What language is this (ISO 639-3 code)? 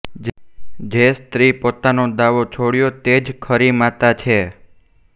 guj